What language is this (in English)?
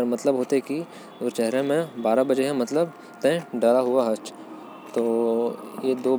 Korwa